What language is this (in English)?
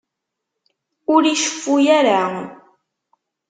Kabyle